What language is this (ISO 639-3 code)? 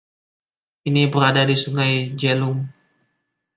ind